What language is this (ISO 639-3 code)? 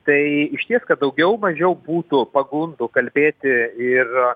lit